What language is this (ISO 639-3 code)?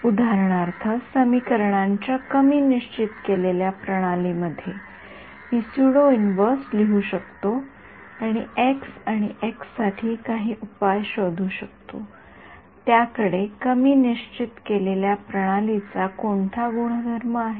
mar